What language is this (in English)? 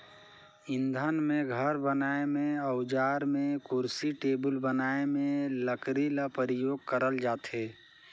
Chhattisgarhi